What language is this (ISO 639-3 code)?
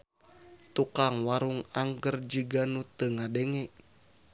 sun